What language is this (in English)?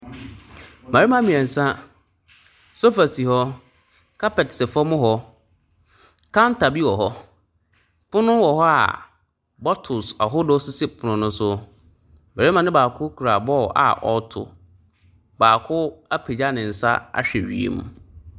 Akan